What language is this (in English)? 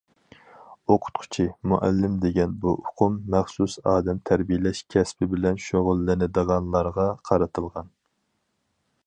Uyghur